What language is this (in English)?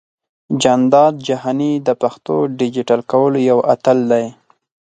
Pashto